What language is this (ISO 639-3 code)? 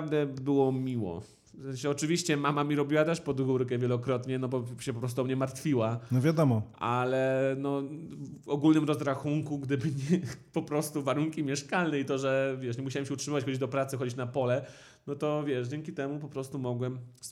pol